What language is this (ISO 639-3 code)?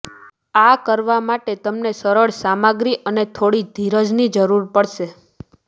guj